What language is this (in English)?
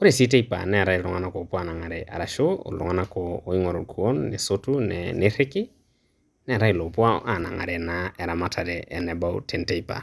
Masai